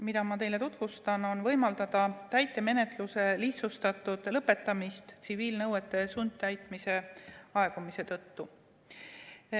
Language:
Estonian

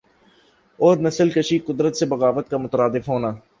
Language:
Urdu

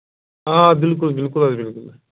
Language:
Kashmiri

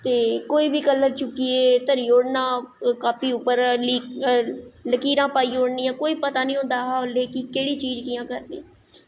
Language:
Dogri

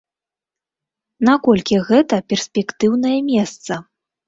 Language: Belarusian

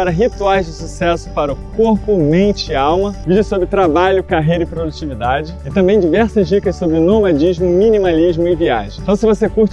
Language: Portuguese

